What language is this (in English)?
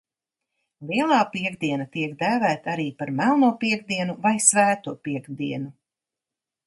Latvian